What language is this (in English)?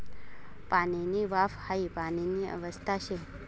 Marathi